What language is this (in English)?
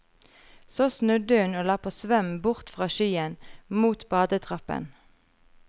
Norwegian